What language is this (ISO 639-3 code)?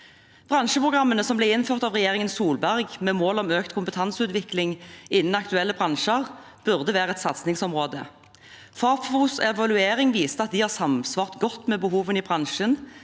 nor